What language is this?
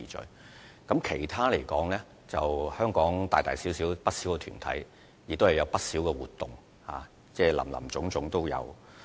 Cantonese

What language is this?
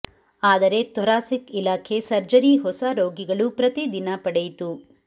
Kannada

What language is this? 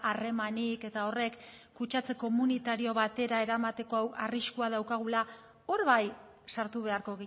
Basque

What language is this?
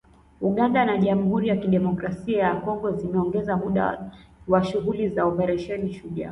Swahili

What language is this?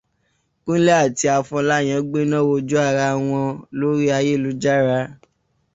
Yoruba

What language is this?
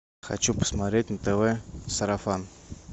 Russian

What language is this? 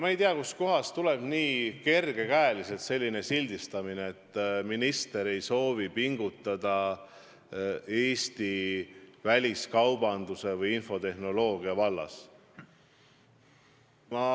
Estonian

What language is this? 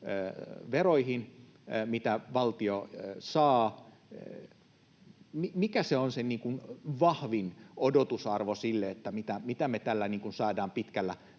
Finnish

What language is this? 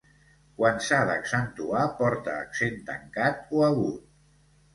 Catalan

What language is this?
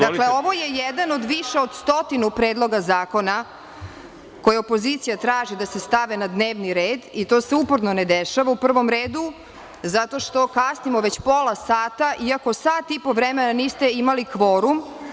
Serbian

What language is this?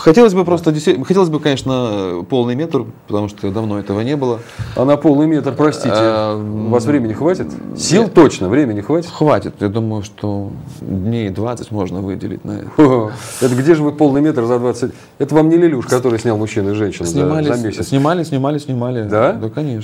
Russian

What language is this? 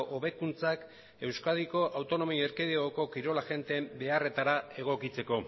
Basque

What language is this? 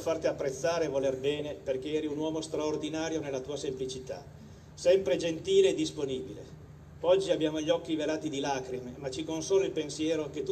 Italian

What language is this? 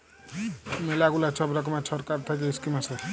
Bangla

